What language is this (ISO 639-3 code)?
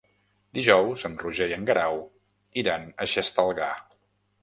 cat